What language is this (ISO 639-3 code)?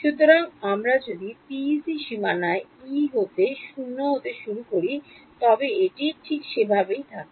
ben